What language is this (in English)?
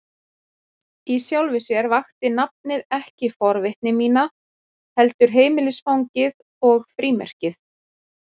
Icelandic